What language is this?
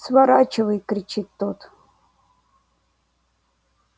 Russian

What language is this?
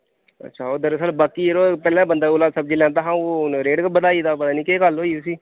Dogri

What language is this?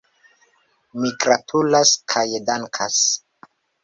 Esperanto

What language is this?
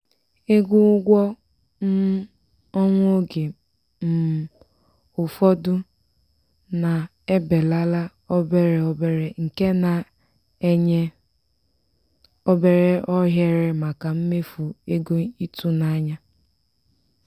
Igbo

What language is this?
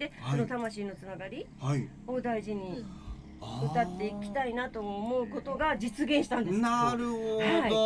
Japanese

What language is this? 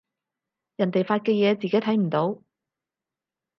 Cantonese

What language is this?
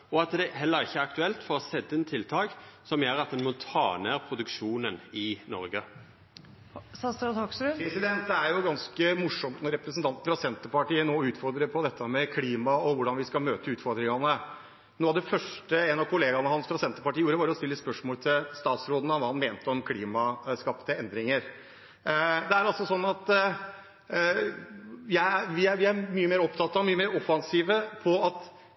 Norwegian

